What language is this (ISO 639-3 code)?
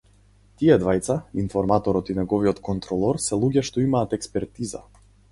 mkd